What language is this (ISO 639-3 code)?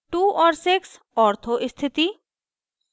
hin